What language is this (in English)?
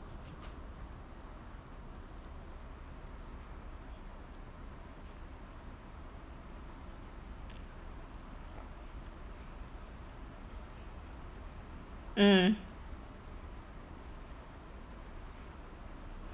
English